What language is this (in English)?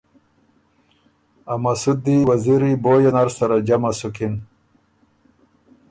Ormuri